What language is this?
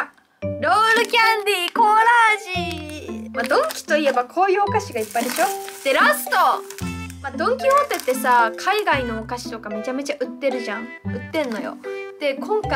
Japanese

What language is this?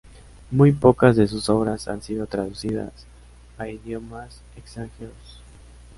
Spanish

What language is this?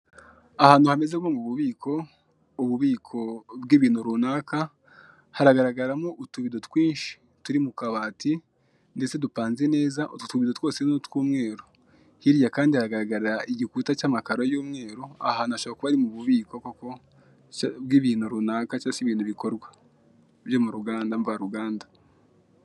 Kinyarwanda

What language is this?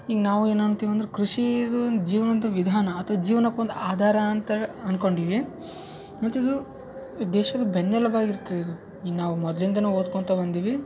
Kannada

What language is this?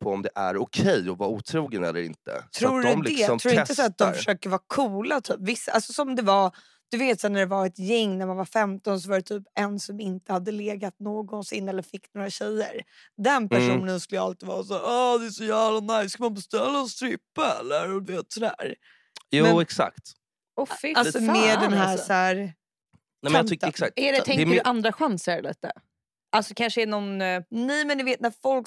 Swedish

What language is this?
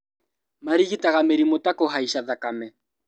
Kikuyu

